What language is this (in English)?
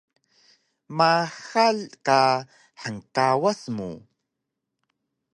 Taroko